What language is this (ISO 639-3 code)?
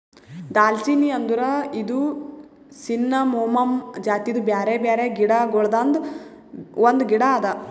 kan